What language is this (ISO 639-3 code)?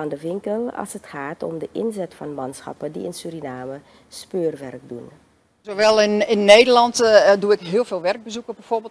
nld